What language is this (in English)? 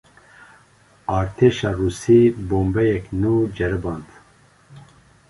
Kurdish